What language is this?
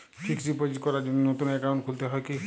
Bangla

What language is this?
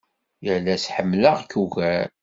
Kabyle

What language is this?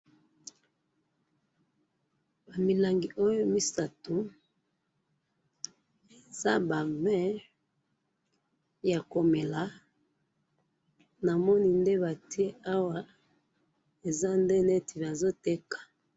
Lingala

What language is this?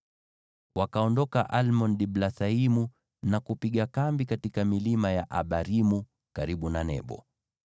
Swahili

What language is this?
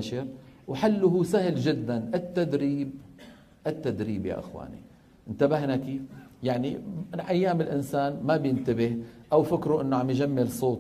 Arabic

